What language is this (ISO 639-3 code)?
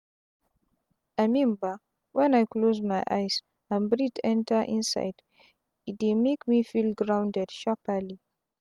pcm